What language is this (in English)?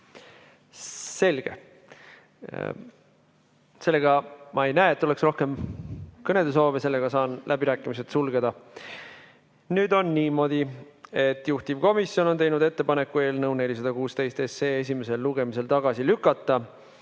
Estonian